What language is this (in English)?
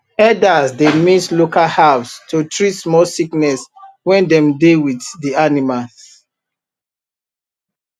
Nigerian Pidgin